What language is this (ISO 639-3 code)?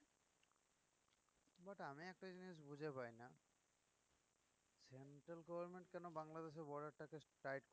ben